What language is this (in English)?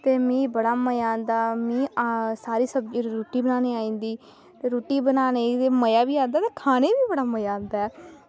Dogri